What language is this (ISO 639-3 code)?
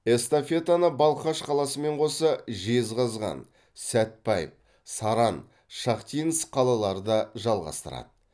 kaz